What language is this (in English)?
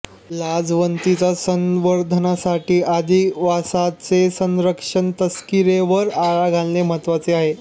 Marathi